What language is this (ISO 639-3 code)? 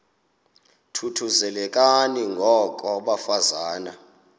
xho